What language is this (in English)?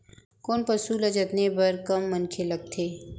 Chhattisgarhi